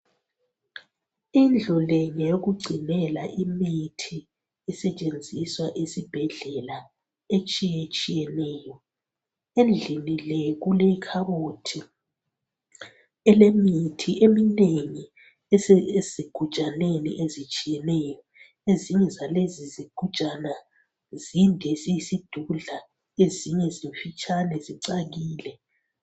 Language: North Ndebele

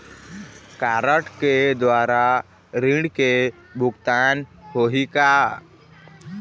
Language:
Chhattisgarhi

